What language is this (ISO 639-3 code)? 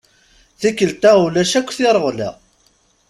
kab